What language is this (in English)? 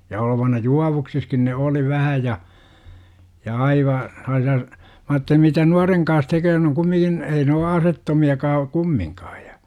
Finnish